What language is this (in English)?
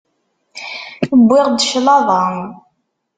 Kabyle